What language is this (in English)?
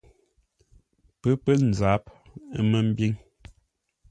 Ngombale